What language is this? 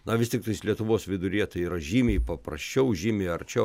Lithuanian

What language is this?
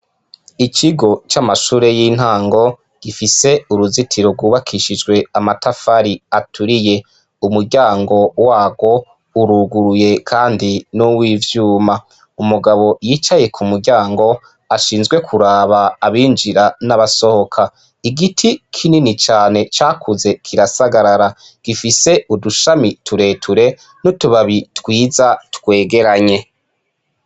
Rundi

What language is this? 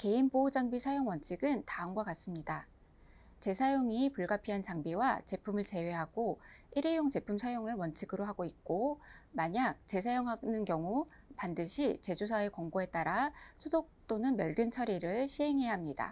Korean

